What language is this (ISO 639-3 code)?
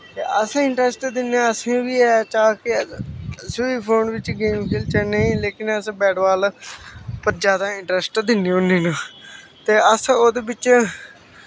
doi